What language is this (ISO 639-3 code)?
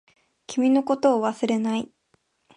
jpn